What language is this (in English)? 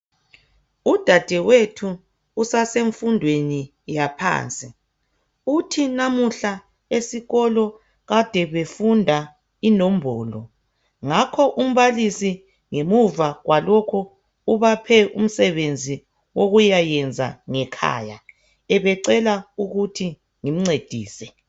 North Ndebele